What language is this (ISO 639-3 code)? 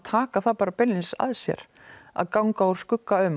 isl